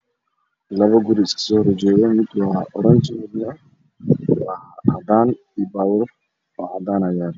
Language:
Somali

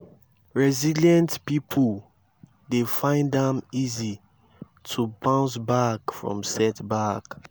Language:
Nigerian Pidgin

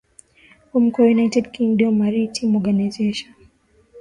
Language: Swahili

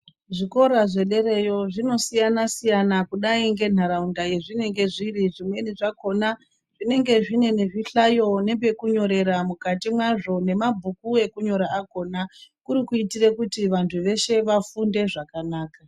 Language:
Ndau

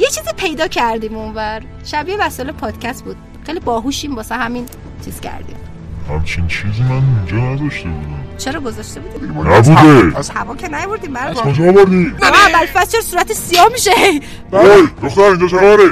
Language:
Persian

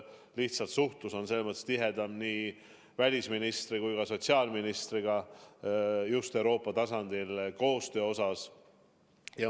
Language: Estonian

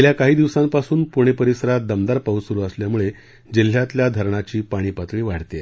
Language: Marathi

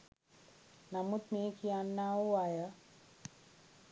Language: Sinhala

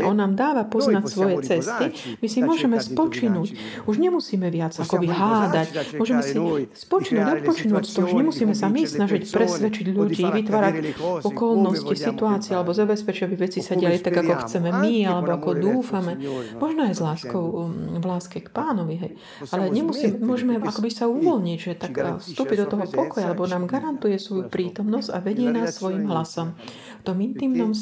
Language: Slovak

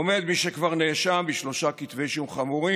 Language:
Hebrew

